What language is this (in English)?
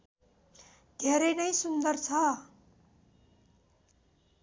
Nepali